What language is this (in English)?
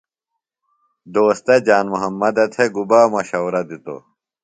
Phalura